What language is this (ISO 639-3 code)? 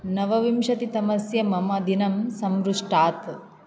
san